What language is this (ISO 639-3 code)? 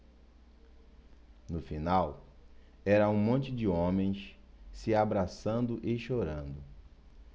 por